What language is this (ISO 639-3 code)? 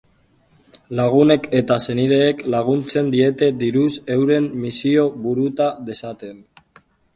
eus